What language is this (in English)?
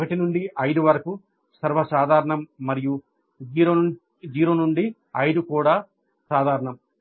Telugu